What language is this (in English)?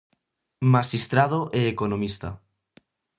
Galician